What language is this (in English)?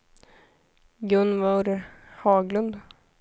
Swedish